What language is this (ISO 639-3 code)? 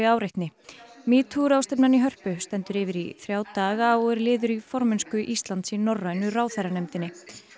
isl